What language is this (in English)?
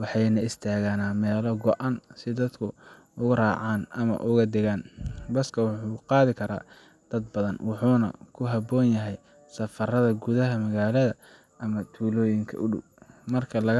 Somali